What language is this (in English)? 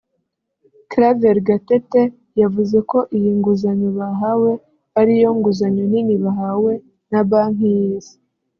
Kinyarwanda